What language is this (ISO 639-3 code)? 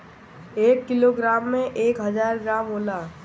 bho